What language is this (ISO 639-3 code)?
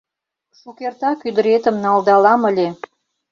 chm